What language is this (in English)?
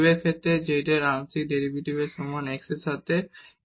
Bangla